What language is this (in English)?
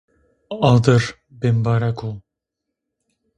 Zaza